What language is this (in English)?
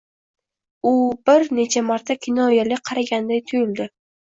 Uzbek